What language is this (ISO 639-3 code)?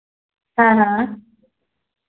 doi